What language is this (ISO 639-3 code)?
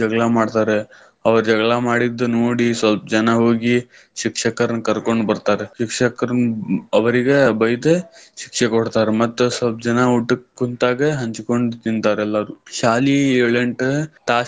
kan